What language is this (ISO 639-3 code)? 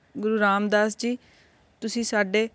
pan